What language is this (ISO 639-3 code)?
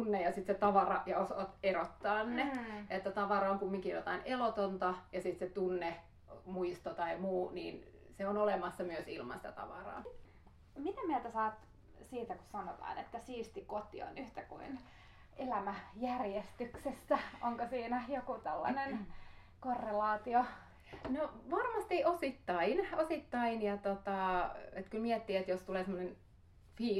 fin